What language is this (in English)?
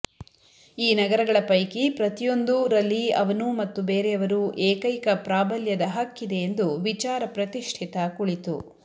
Kannada